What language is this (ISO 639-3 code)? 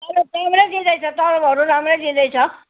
nep